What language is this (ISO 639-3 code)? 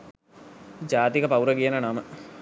sin